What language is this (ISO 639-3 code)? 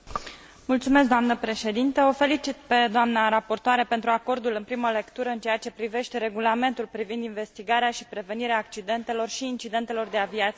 ron